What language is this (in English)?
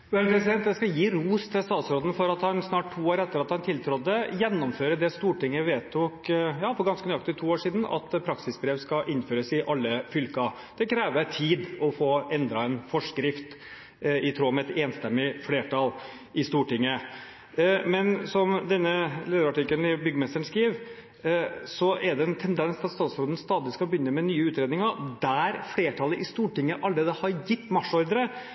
Norwegian Bokmål